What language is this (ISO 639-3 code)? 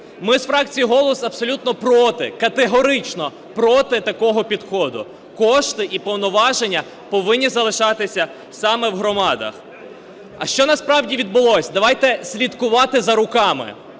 ukr